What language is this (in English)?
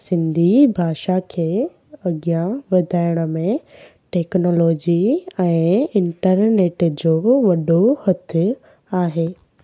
Sindhi